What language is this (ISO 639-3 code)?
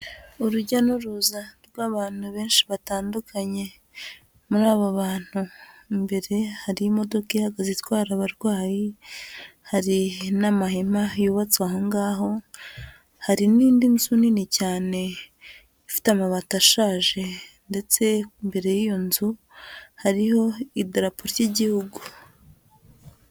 kin